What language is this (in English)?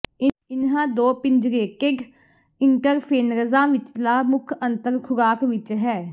Punjabi